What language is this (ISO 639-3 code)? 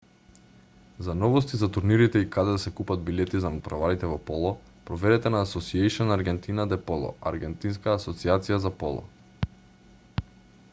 mkd